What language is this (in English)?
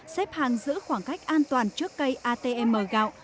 Vietnamese